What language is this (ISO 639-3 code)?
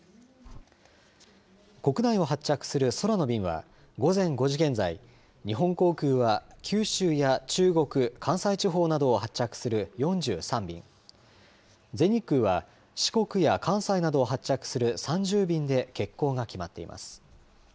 jpn